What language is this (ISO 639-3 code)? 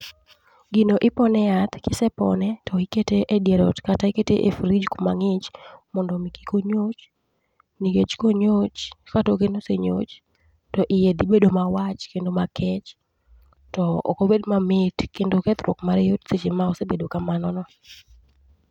luo